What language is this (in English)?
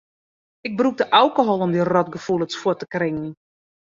Western Frisian